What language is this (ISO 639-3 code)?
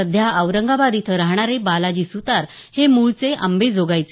mar